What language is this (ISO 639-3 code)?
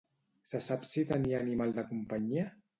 cat